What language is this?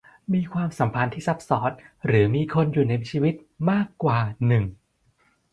Thai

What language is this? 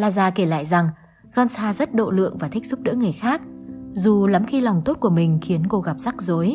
Vietnamese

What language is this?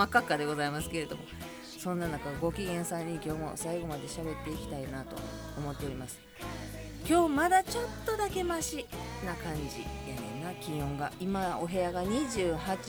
Japanese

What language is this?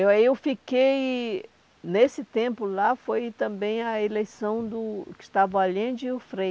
Portuguese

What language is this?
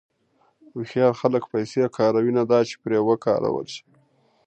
Pashto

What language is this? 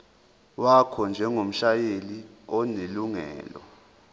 Zulu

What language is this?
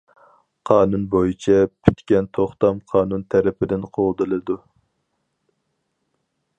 Uyghur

